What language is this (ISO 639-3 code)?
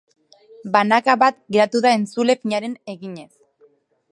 eus